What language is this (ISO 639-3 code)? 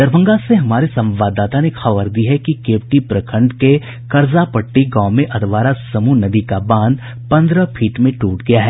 hin